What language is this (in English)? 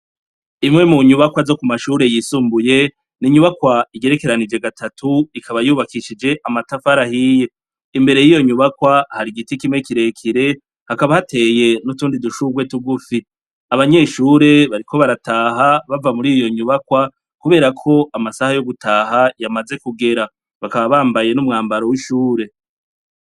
Rundi